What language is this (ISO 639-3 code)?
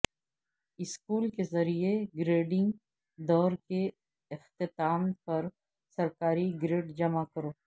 urd